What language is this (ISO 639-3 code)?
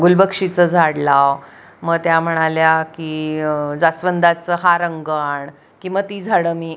mar